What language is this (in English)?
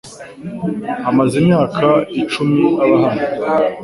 Kinyarwanda